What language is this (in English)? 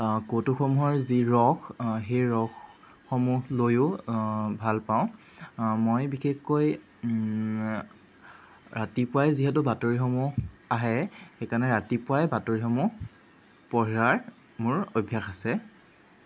Assamese